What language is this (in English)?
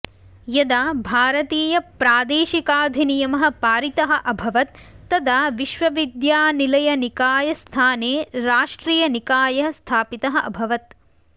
Sanskrit